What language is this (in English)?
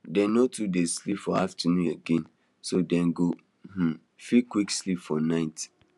Nigerian Pidgin